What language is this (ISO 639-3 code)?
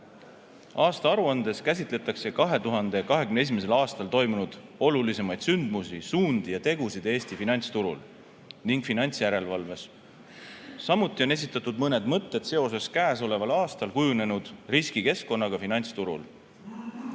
est